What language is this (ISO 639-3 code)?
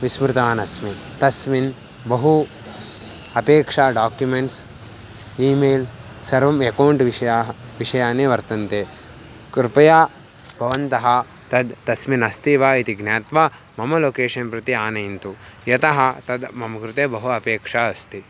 san